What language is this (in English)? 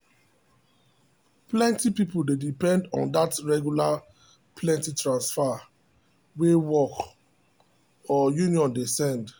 Nigerian Pidgin